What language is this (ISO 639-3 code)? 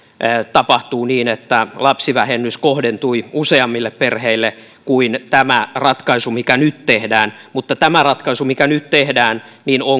fin